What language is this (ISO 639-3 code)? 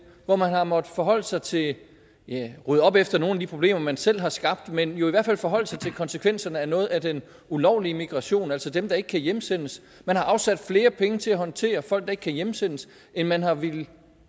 dan